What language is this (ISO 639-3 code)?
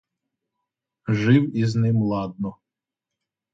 ukr